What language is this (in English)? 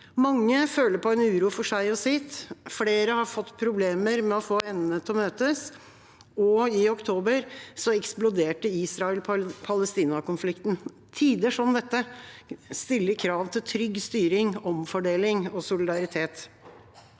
Norwegian